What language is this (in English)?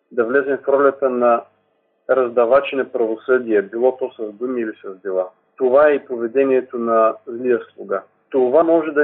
Bulgarian